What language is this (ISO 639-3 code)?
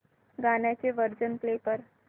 mar